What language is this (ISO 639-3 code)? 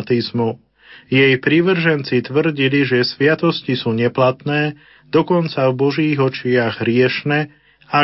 slk